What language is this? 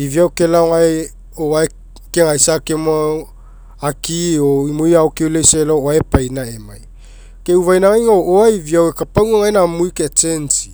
Mekeo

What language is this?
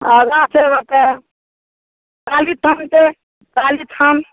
Maithili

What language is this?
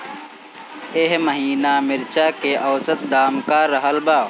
Bhojpuri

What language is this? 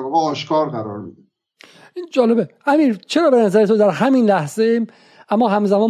Persian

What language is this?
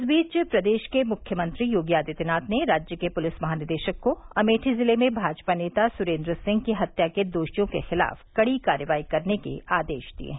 Hindi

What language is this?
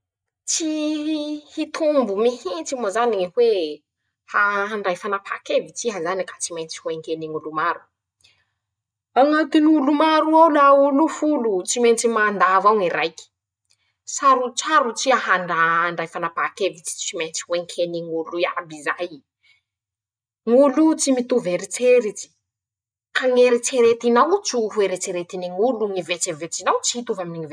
Masikoro Malagasy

